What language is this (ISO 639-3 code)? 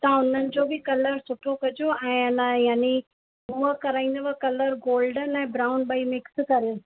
snd